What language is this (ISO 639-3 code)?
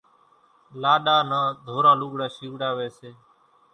gjk